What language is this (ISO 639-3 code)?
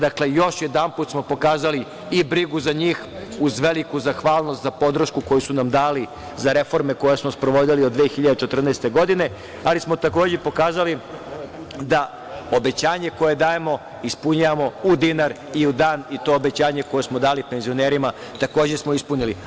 srp